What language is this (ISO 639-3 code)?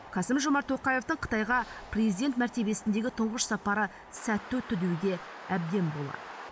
kaz